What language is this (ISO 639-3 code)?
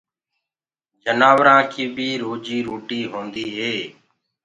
ggg